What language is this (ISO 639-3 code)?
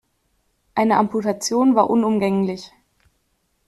deu